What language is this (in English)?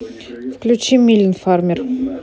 Russian